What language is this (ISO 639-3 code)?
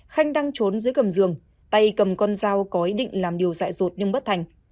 vie